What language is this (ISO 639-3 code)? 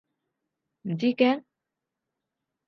yue